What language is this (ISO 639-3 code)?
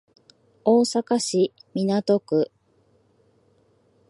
jpn